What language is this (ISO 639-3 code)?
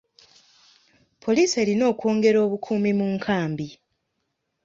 lug